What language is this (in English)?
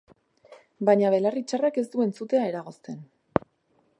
Basque